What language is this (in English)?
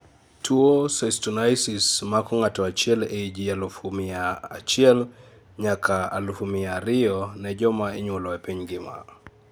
Luo (Kenya and Tanzania)